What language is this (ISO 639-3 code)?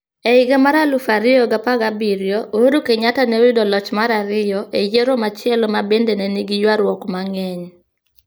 luo